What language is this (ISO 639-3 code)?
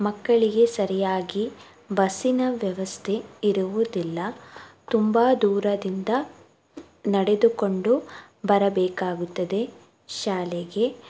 kan